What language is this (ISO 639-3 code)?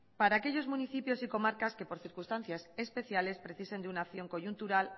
spa